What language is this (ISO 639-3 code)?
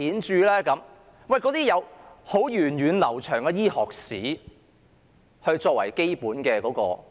yue